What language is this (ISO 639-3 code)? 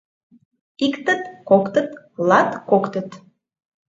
chm